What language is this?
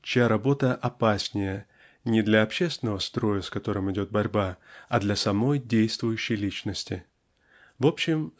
Russian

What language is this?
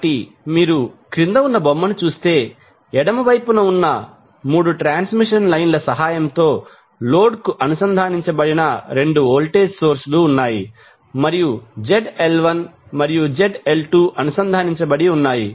Telugu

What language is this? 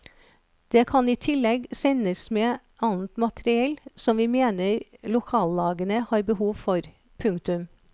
Norwegian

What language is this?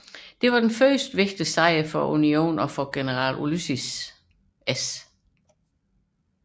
Danish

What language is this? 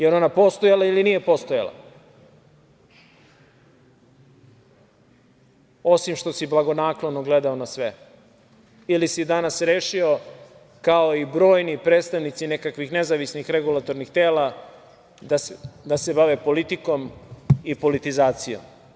Serbian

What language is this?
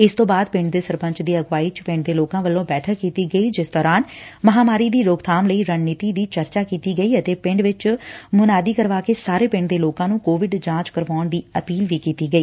Punjabi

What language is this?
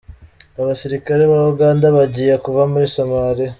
Kinyarwanda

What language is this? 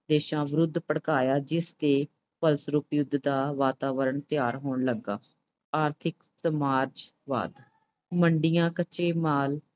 Punjabi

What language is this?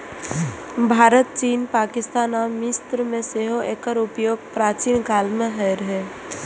Maithili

